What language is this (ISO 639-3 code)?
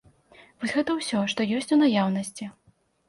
bel